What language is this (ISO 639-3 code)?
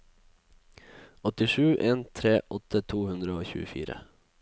nor